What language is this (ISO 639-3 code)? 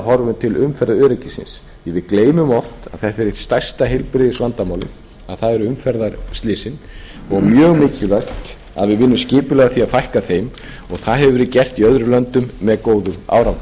isl